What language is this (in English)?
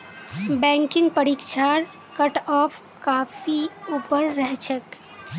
Magahi